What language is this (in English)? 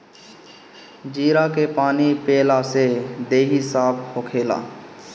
Bhojpuri